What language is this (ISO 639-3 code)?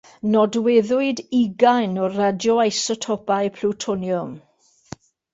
cym